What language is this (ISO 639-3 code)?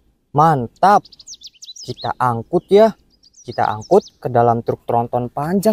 ind